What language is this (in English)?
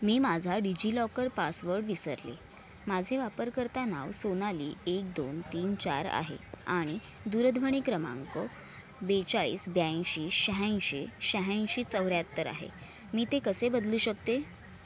Marathi